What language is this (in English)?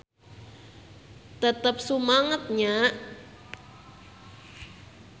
Sundanese